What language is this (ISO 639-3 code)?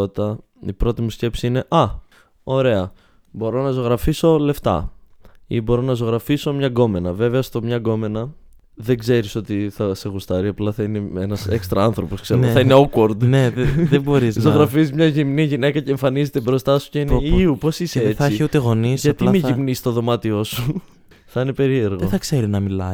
ell